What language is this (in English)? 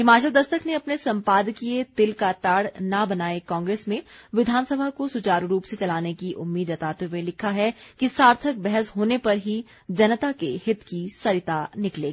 Hindi